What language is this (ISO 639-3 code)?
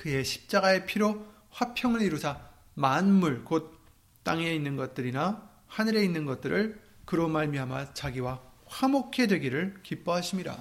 kor